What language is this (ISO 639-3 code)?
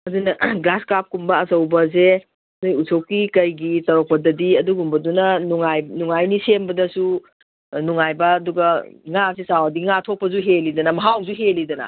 mni